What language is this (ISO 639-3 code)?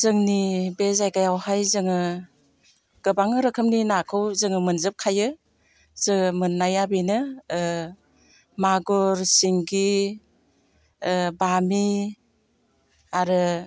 brx